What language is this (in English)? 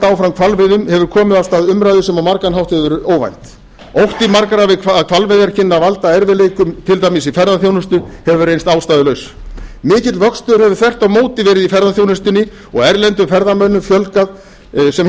Icelandic